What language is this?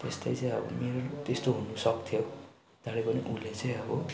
Nepali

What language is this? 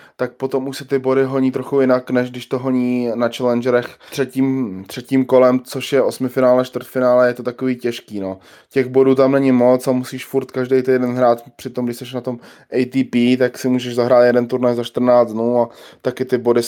Czech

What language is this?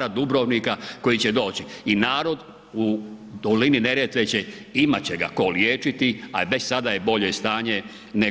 Croatian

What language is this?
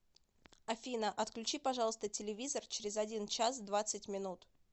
Russian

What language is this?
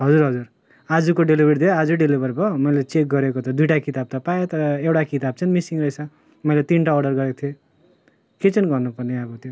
Nepali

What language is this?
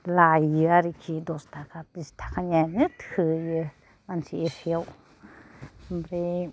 Bodo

